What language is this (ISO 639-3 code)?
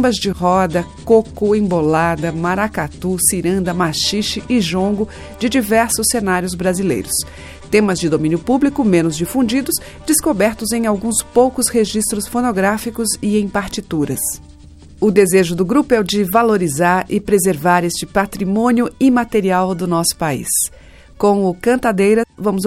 por